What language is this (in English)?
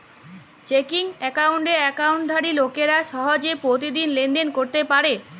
Bangla